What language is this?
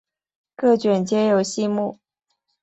Chinese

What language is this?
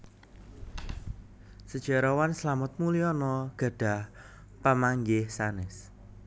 Javanese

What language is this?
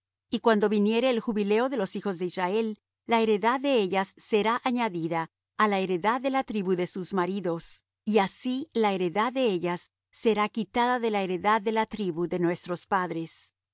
Spanish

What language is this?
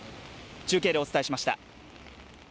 Japanese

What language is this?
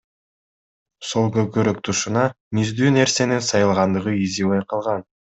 Kyrgyz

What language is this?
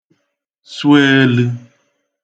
Igbo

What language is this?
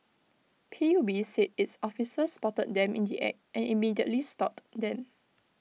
English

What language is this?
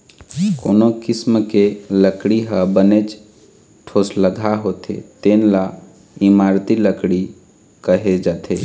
Chhattisgarhi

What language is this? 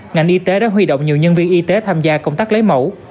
Vietnamese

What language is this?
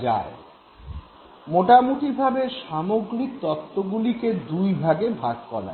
Bangla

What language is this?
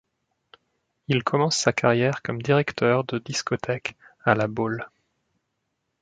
French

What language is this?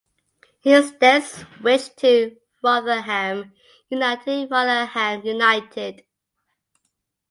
English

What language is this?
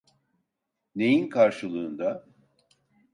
Turkish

